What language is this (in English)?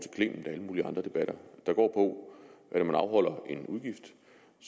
Danish